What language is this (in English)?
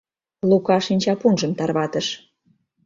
Mari